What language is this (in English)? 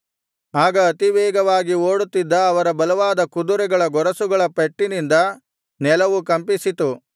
Kannada